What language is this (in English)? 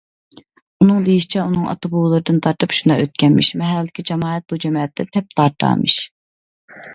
Uyghur